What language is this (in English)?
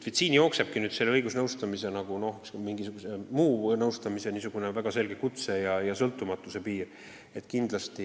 Estonian